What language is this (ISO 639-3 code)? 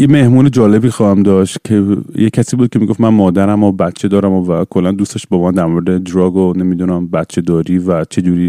fas